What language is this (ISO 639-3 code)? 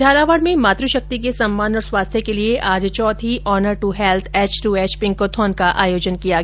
hin